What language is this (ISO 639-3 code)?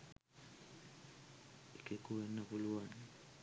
sin